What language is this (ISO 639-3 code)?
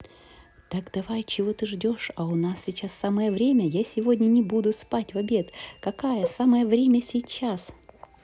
rus